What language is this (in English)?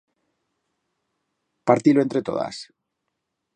Aragonese